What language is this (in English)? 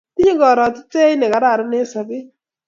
Kalenjin